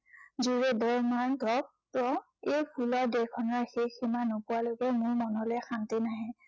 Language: Assamese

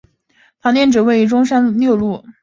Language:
Chinese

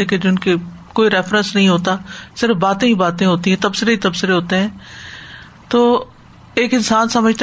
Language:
Urdu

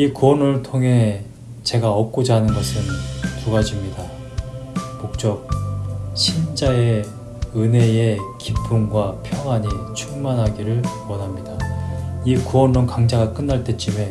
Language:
Korean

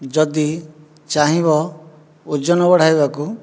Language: Odia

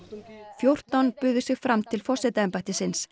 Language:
Icelandic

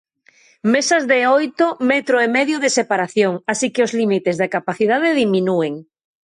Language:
Galician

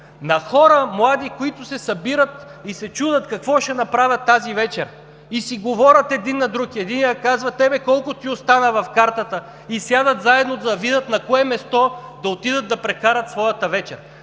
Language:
Bulgarian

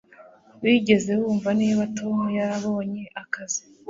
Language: Kinyarwanda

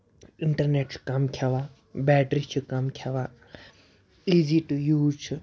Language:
Kashmiri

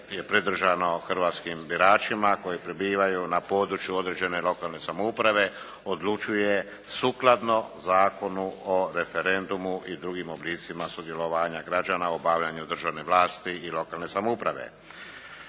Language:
Croatian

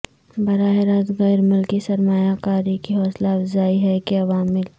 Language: Urdu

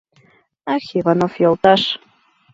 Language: Mari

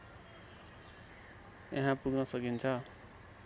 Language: Nepali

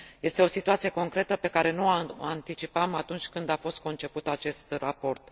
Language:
Romanian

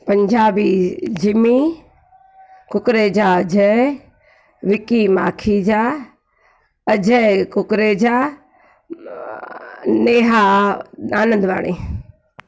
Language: Sindhi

